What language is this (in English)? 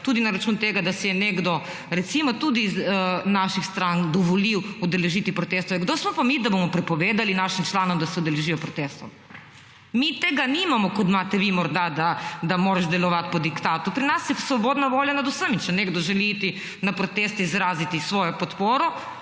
Slovenian